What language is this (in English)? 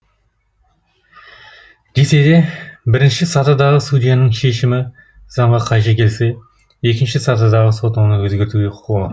Kazakh